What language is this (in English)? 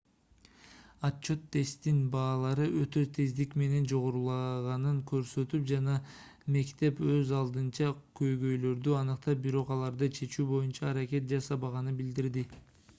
Kyrgyz